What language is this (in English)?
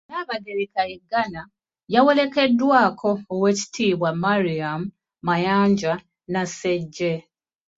Ganda